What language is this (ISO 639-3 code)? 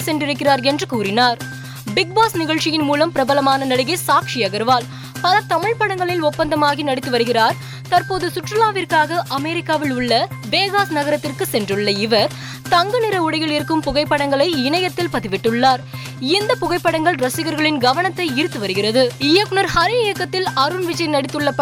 tam